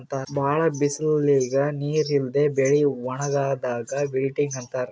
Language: Kannada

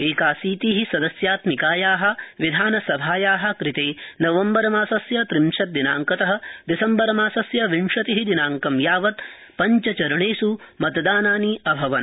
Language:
Sanskrit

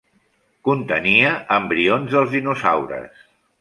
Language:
Catalan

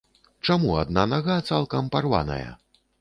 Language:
Belarusian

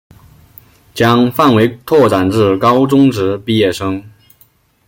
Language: Chinese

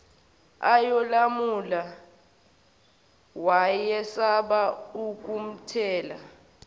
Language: Zulu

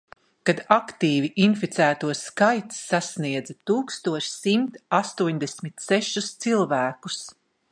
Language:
Latvian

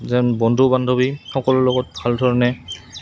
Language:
Assamese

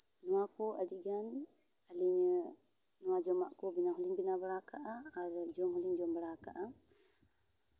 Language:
Santali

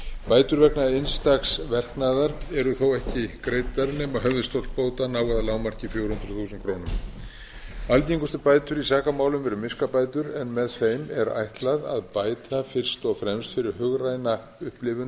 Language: Icelandic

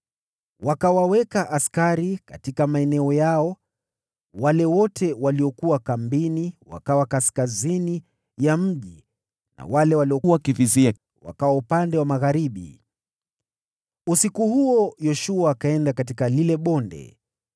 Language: Swahili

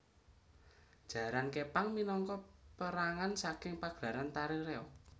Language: Javanese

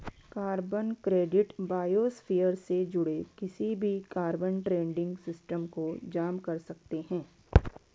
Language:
Hindi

